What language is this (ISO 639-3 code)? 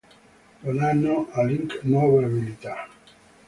ita